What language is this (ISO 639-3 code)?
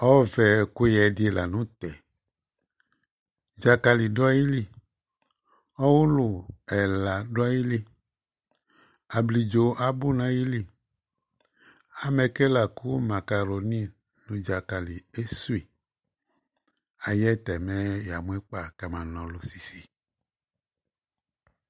kpo